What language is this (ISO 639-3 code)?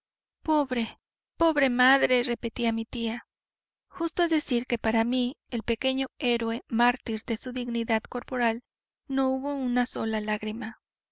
spa